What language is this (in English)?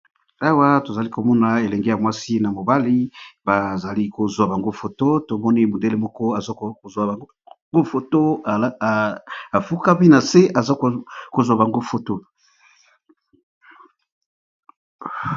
Lingala